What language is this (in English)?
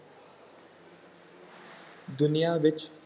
Punjabi